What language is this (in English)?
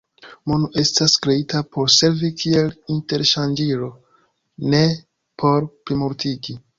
Esperanto